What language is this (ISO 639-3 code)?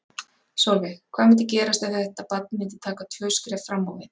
isl